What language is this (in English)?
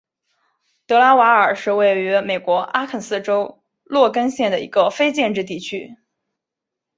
Chinese